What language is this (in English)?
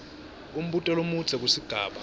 Swati